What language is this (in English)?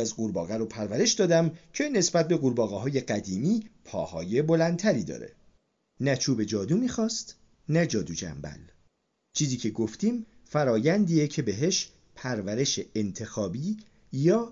Persian